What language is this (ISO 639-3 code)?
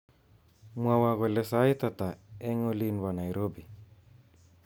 kln